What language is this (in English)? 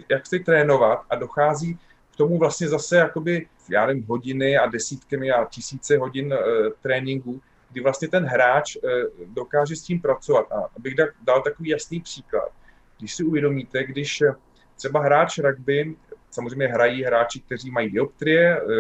Czech